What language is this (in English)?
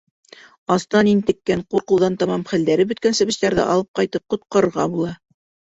Bashkir